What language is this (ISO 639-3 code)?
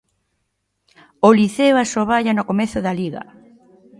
glg